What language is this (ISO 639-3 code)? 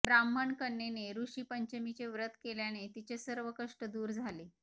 mar